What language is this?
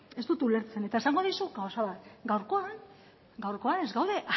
Basque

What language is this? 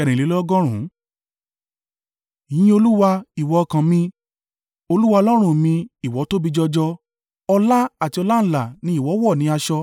Yoruba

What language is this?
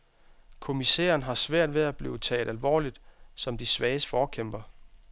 Danish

